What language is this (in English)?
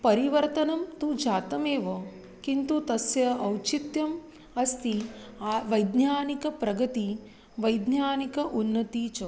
Sanskrit